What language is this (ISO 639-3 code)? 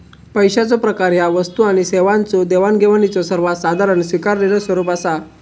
mar